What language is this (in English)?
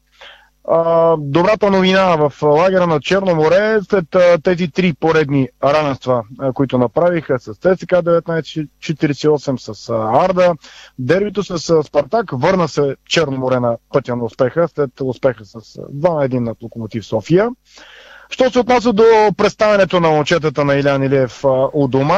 Bulgarian